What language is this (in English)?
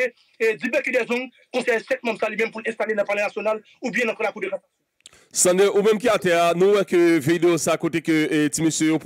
French